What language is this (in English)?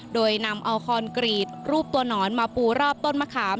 Thai